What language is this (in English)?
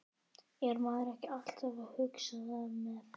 Icelandic